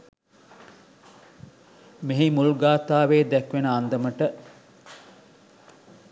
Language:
Sinhala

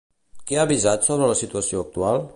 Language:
Catalan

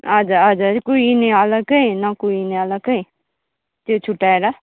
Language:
Nepali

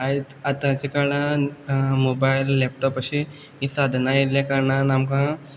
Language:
Konkani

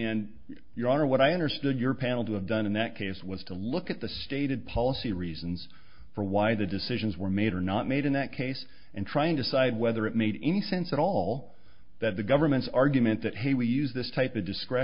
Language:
English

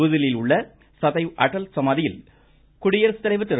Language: Tamil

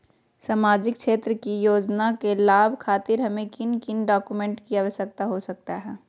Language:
Magahi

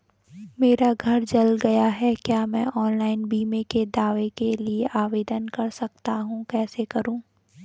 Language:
Hindi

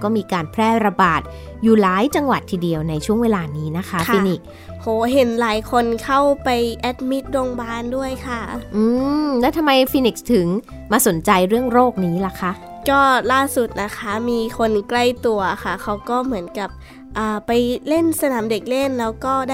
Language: Thai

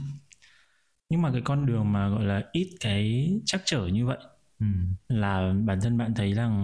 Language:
Vietnamese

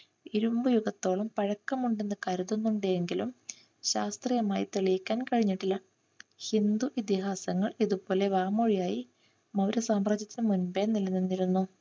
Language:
Malayalam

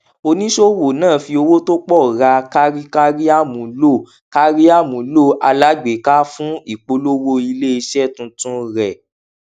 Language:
Yoruba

